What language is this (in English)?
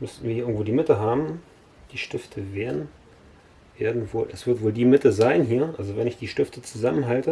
German